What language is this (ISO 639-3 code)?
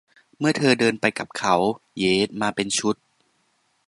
tha